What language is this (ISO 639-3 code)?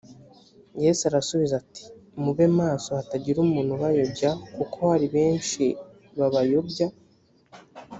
kin